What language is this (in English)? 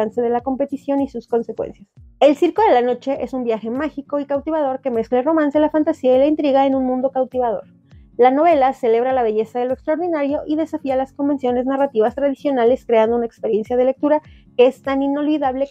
Spanish